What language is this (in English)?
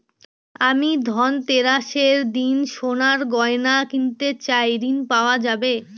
Bangla